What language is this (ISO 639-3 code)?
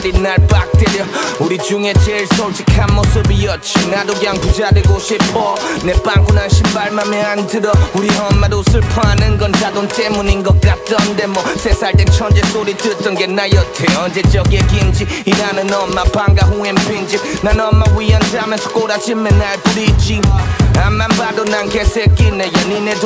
kor